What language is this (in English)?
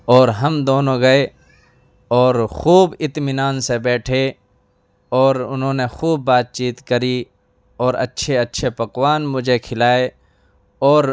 Urdu